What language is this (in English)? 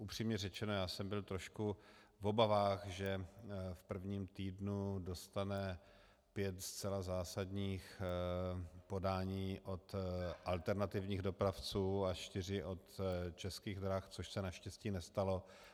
Czech